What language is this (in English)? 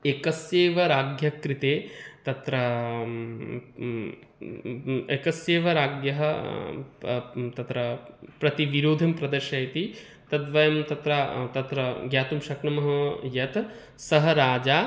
Sanskrit